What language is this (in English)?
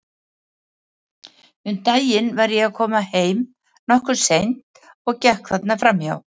Icelandic